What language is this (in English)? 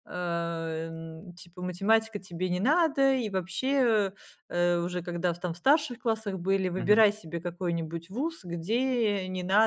Russian